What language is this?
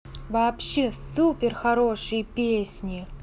Russian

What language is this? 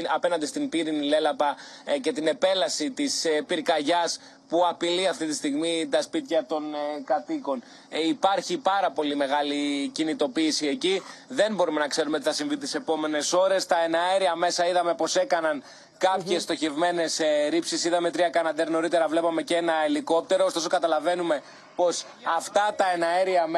Greek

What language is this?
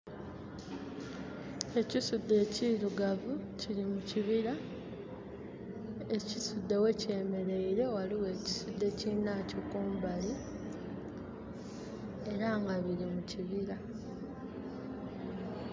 Soga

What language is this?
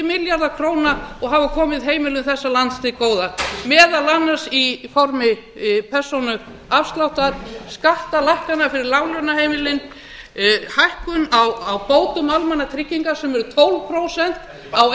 Icelandic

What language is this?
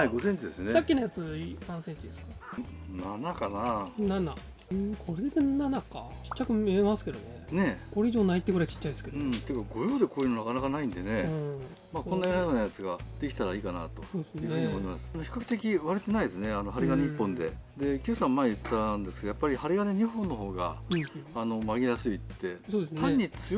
Japanese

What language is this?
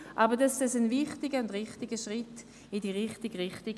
Swiss German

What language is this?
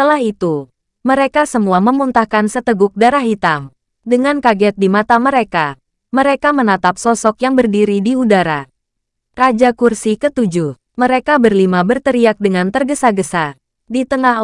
Indonesian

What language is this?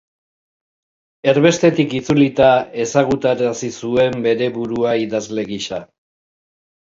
Basque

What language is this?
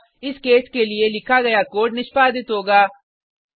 Hindi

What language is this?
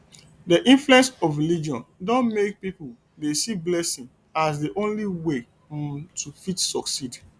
Nigerian Pidgin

